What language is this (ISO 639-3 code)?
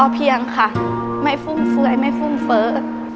tha